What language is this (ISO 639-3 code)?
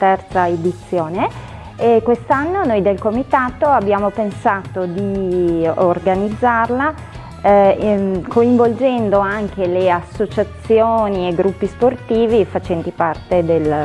ita